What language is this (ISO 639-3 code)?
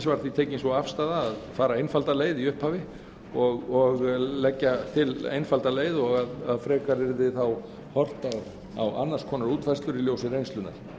isl